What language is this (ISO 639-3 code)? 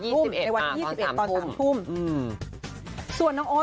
tha